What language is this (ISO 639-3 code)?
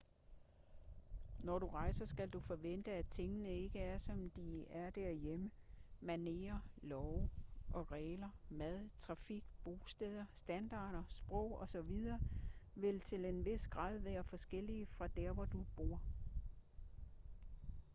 dan